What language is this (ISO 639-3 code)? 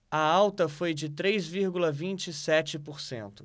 por